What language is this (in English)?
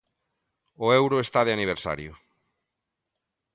Galician